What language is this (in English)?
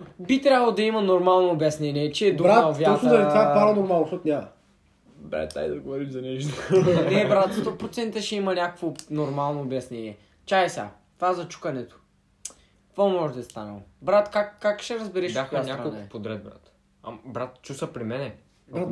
Bulgarian